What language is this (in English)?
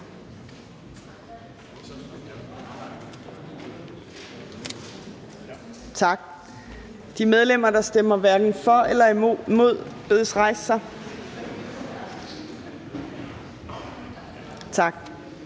Danish